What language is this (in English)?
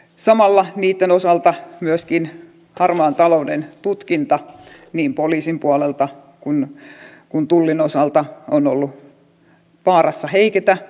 Finnish